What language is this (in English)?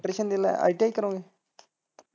Punjabi